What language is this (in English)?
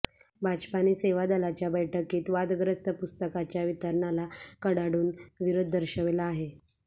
Marathi